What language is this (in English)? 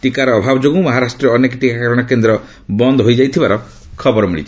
Odia